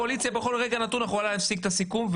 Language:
Hebrew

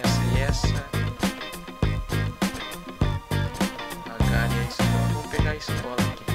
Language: Portuguese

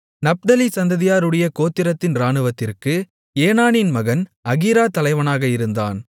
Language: Tamil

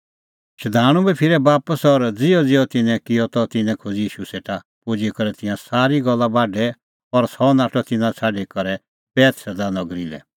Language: Kullu Pahari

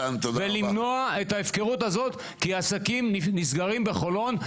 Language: Hebrew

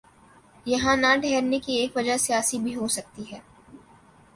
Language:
Urdu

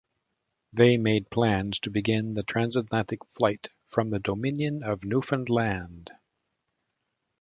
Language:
English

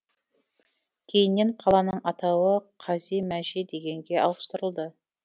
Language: Kazakh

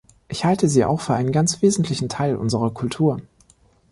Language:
German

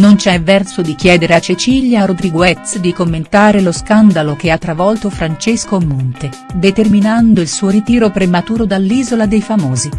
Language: Italian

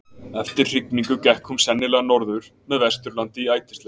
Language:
Icelandic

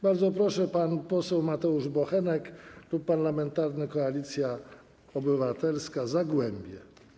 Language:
Polish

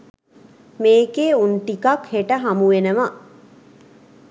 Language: Sinhala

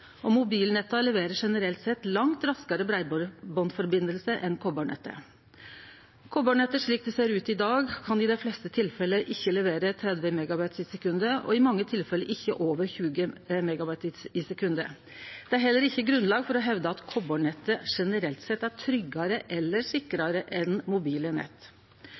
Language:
Norwegian Nynorsk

